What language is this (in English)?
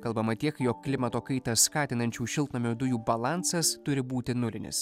Lithuanian